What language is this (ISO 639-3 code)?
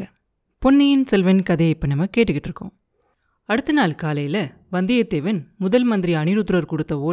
tam